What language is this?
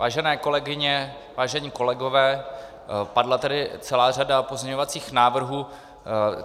Czech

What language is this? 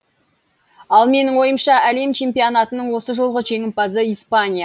Kazakh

